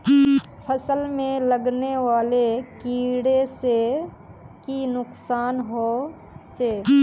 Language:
Magahi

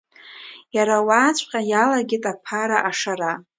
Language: Abkhazian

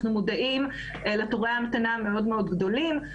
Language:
Hebrew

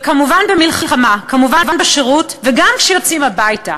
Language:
Hebrew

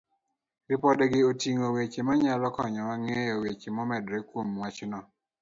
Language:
Luo (Kenya and Tanzania)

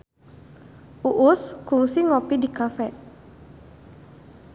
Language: Sundanese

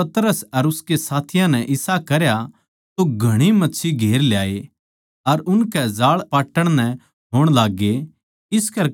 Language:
Haryanvi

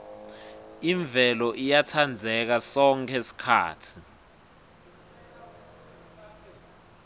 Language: Swati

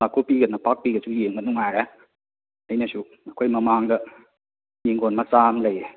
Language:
Manipuri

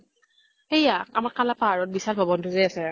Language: Assamese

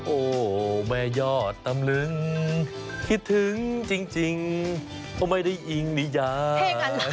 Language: Thai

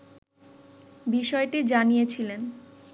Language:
Bangla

